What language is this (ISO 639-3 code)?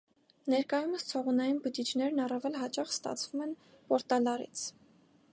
hye